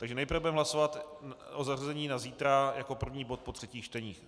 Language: Czech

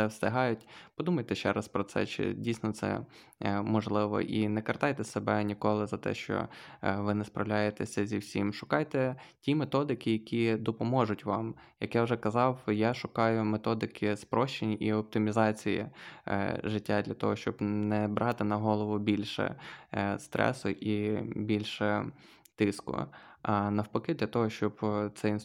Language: Ukrainian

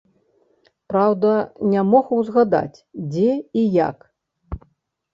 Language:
Belarusian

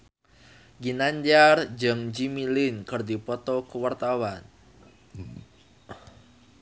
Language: Sundanese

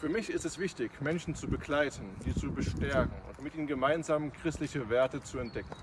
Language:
German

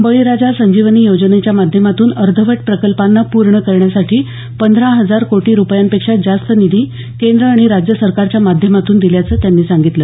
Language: Marathi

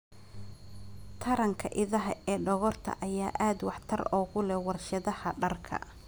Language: Somali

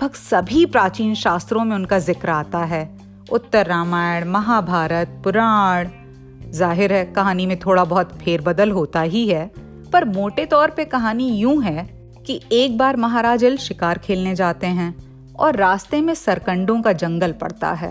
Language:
Hindi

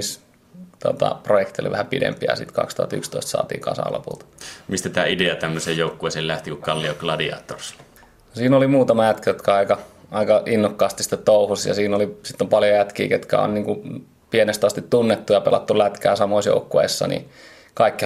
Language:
Finnish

